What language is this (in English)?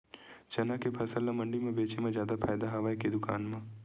Chhattisgarhi